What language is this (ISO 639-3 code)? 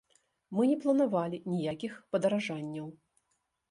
bel